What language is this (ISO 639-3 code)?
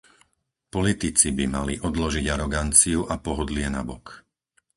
slk